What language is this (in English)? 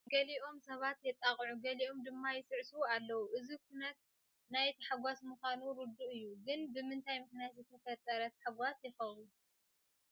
Tigrinya